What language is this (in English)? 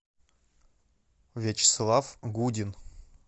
Russian